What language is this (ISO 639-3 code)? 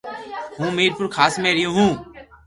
lrk